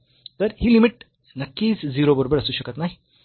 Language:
Marathi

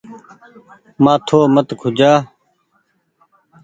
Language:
Goaria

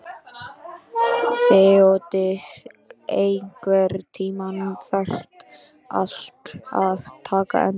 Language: Icelandic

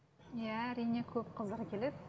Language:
Kazakh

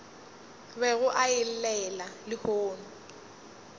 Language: Northern Sotho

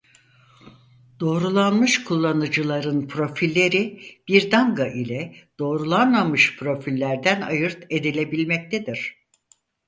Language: Turkish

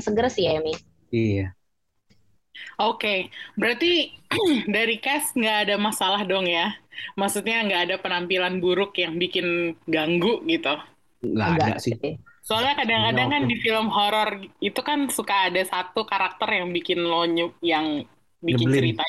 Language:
Indonesian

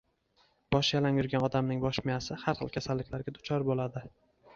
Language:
Uzbek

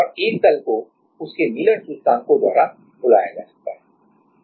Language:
Hindi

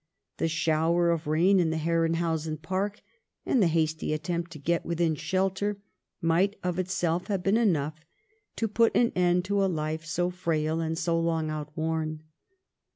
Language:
English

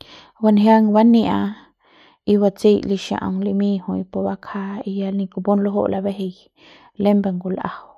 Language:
Central Pame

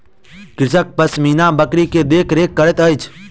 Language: Maithili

